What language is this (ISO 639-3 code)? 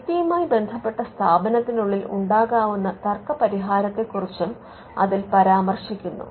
mal